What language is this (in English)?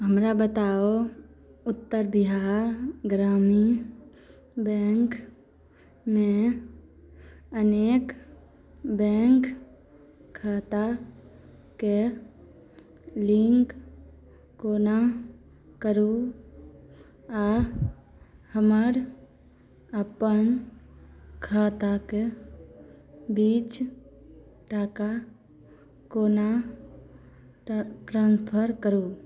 Maithili